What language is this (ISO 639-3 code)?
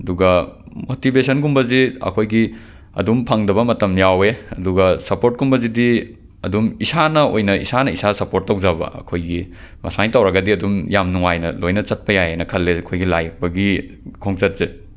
mni